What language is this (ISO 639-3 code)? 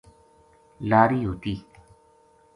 gju